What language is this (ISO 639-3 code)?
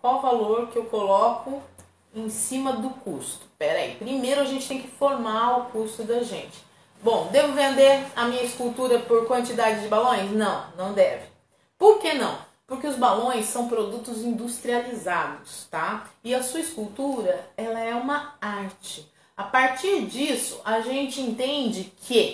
por